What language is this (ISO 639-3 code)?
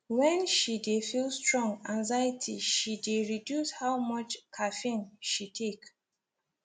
pcm